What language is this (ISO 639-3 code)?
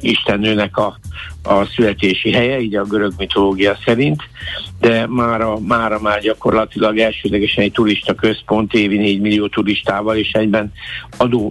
hun